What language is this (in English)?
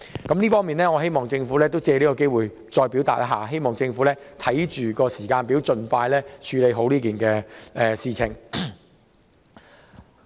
Cantonese